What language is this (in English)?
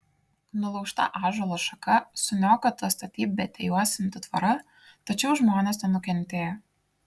Lithuanian